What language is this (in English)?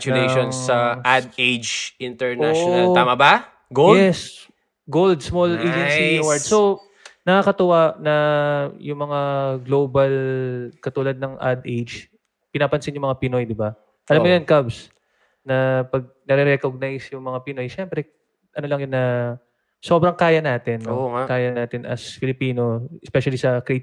Filipino